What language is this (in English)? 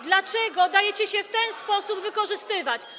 Polish